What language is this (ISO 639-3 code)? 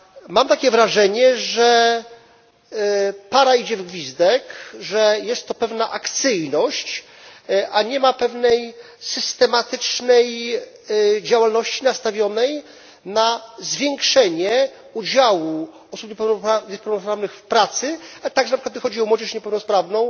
pol